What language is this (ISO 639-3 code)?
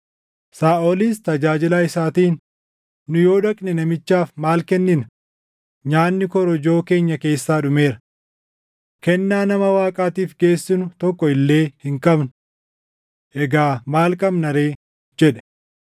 orm